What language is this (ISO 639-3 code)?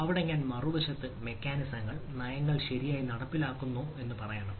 mal